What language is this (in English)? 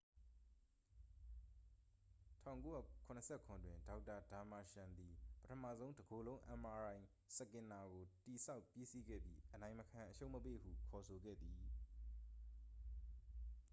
Burmese